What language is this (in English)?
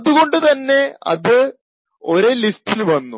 Malayalam